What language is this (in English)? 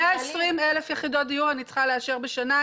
Hebrew